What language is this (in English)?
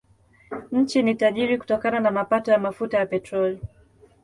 Swahili